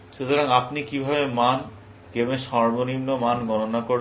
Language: Bangla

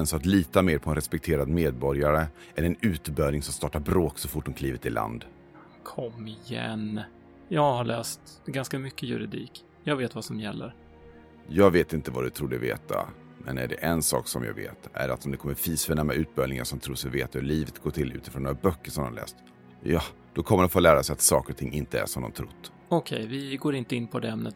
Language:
Swedish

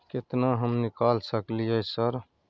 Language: Maithili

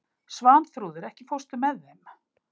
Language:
Icelandic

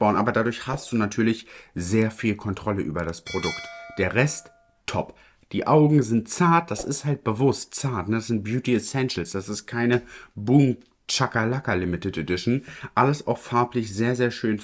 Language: German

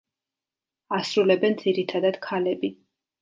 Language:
Georgian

